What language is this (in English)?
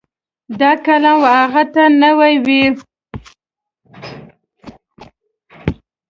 Pashto